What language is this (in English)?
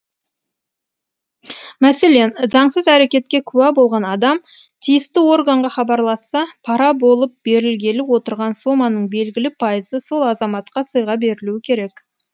Kazakh